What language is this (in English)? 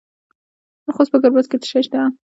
Pashto